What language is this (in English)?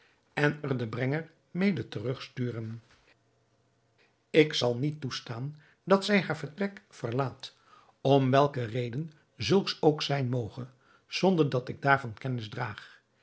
Dutch